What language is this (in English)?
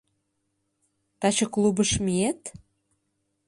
Mari